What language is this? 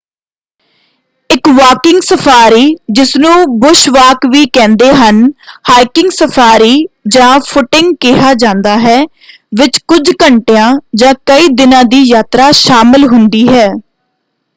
Punjabi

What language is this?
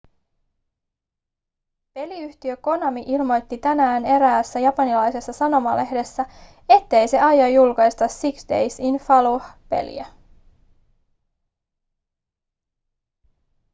Finnish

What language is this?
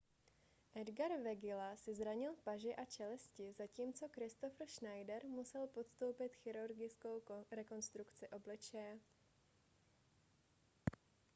Czech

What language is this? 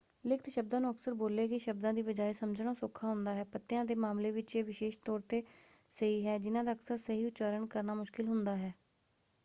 Punjabi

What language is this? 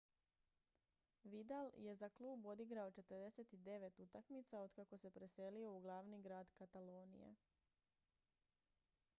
Croatian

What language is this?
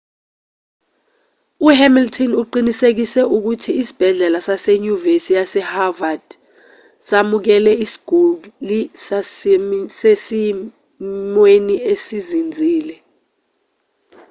Zulu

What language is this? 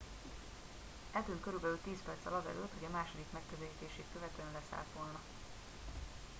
Hungarian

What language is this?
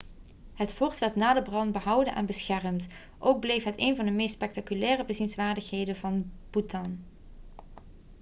Dutch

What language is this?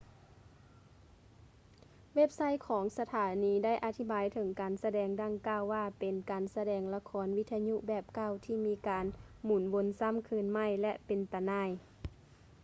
Lao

